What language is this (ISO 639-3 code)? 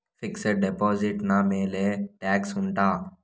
kan